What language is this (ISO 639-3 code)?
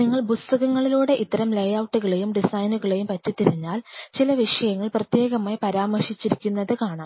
mal